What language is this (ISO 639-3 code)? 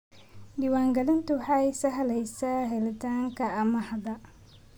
som